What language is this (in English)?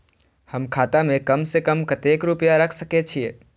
Maithili